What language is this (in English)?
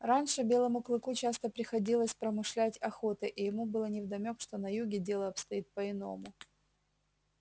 Russian